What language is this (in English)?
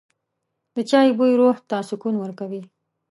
Pashto